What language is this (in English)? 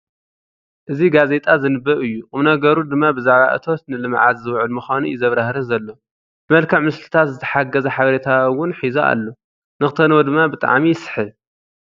Tigrinya